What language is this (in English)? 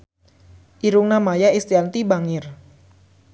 Sundanese